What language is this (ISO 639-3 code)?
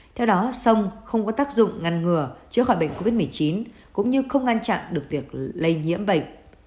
vie